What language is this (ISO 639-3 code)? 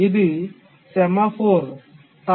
tel